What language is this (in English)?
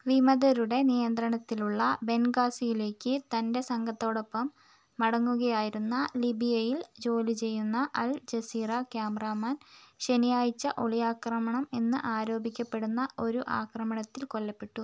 Malayalam